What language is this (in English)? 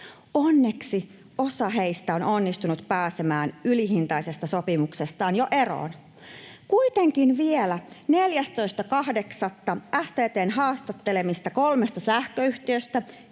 Finnish